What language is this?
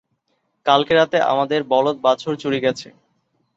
Bangla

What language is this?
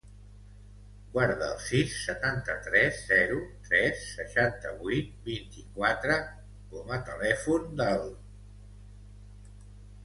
Catalan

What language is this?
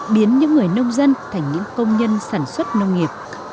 Vietnamese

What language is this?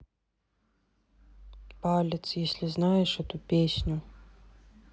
Russian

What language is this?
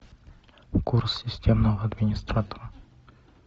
Russian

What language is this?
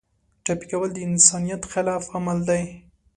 Pashto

